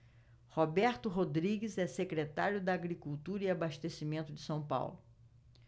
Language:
Portuguese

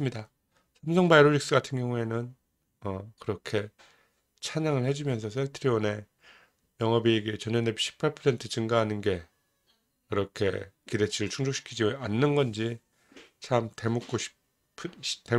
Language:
Korean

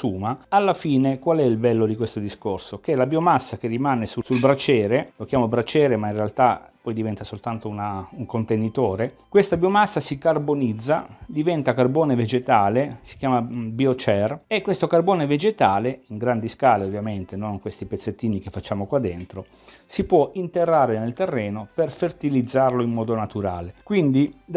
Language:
Italian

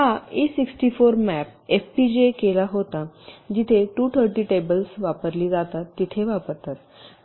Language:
Marathi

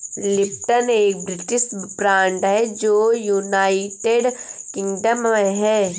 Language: Hindi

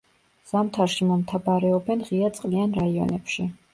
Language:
Georgian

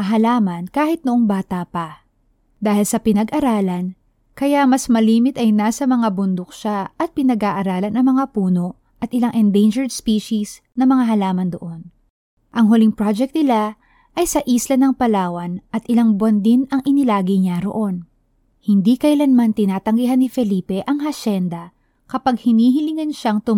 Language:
Filipino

